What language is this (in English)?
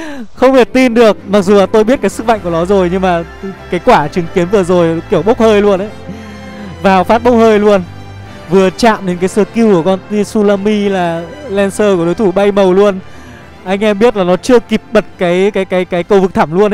Vietnamese